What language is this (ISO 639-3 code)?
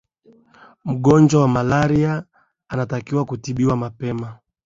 swa